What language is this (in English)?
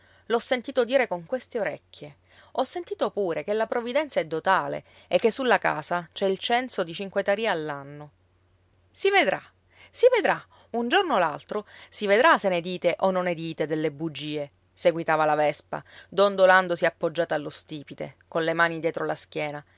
Italian